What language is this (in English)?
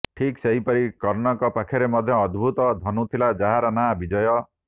Odia